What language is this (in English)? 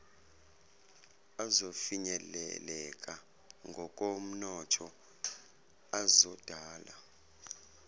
Zulu